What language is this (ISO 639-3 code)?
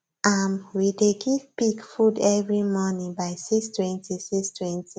pcm